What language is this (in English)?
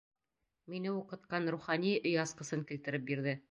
Bashkir